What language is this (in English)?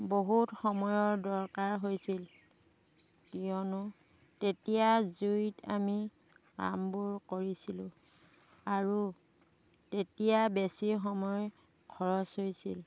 Assamese